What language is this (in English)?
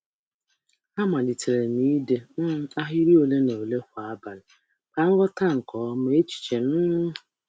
Igbo